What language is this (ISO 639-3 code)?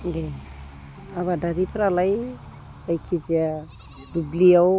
brx